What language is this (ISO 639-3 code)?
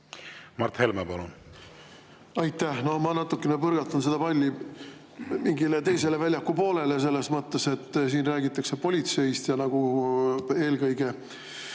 est